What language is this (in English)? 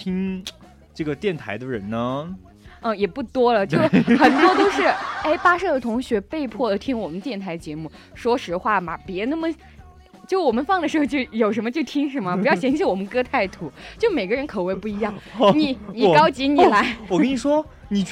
Chinese